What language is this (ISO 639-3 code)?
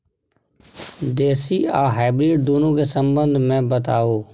mai